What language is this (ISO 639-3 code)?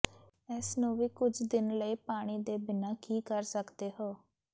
pan